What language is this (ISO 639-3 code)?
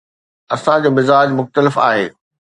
snd